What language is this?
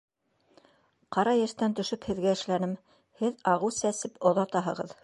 Bashkir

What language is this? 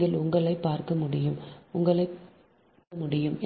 Tamil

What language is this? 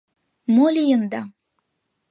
Mari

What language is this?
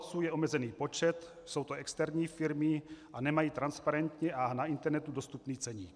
Czech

